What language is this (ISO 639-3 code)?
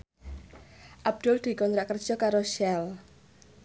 jav